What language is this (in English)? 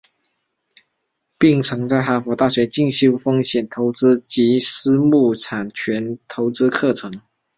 Chinese